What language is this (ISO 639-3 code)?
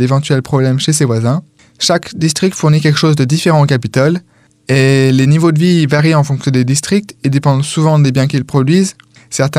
fra